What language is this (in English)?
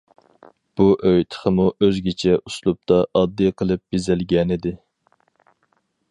Uyghur